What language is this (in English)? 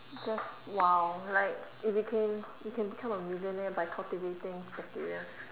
English